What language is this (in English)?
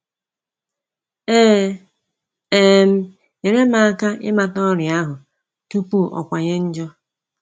Igbo